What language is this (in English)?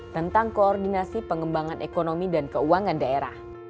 Indonesian